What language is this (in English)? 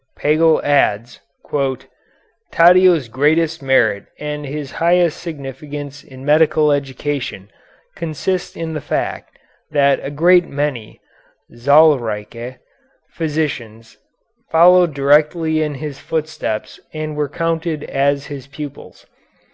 English